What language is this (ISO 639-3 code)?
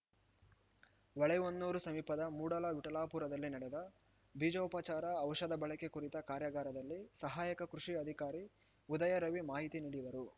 kan